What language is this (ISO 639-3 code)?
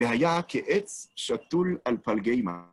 heb